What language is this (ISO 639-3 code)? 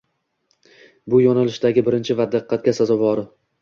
uzb